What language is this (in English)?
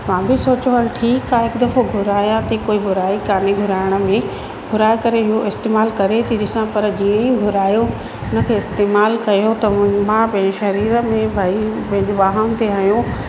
Sindhi